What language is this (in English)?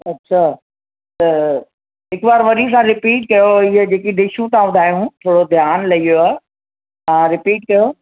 Sindhi